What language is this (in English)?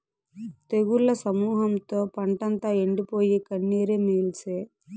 Telugu